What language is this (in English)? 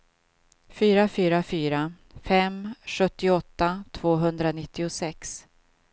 Swedish